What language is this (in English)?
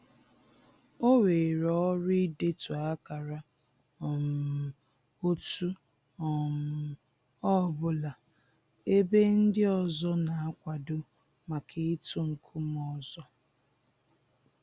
Igbo